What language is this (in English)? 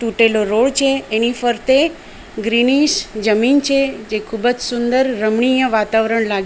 Gujarati